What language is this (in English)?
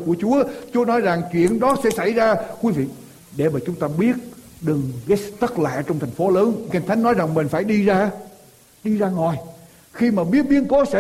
Vietnamese